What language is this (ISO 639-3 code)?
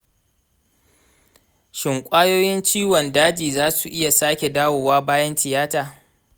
hau